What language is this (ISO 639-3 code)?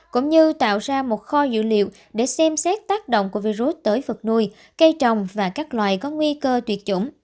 vie